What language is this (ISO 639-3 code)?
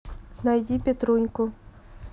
rus